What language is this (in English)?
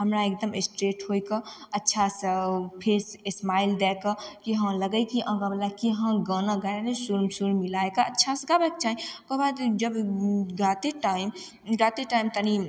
Maithili